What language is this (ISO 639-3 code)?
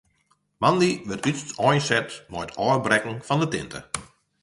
fry